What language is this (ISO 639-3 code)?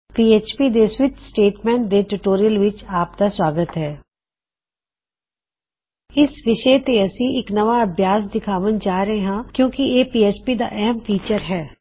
pan